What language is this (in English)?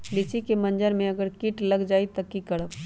Magahi